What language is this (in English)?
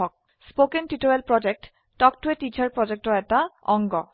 Assamese